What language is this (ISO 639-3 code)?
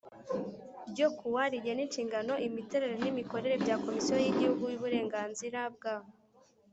kin